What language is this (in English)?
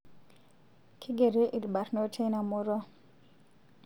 Masai